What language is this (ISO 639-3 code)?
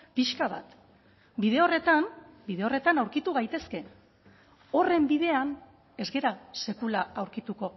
eus